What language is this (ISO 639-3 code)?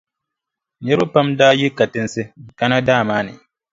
dag